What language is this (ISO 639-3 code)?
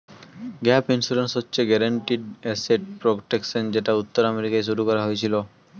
ben